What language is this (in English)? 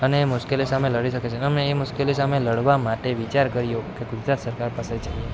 Gujarati